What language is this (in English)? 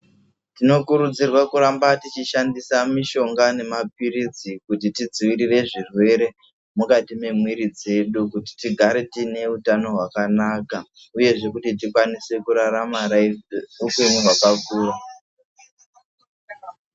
Ndau